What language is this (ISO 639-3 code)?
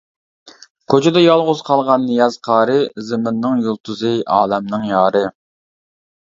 uig